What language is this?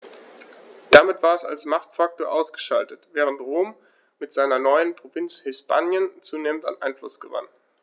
German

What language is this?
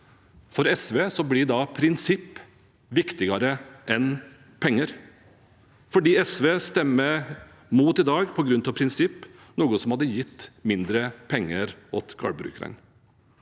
Norwegian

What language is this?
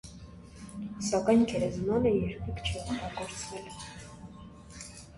Armenian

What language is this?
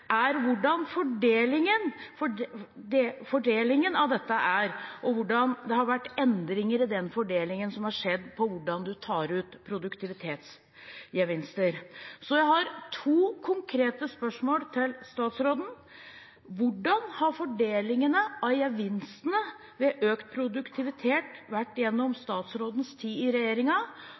Norwegian Bokmål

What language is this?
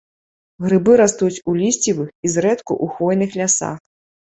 Belarusian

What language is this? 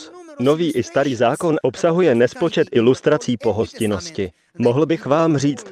Czech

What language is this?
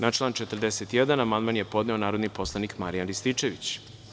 Serbian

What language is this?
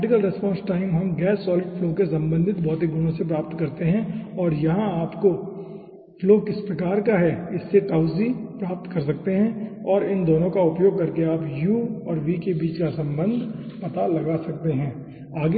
Hindi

